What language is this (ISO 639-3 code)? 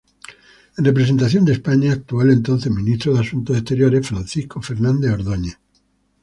spa